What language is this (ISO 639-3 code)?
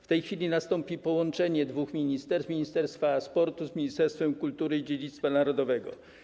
pol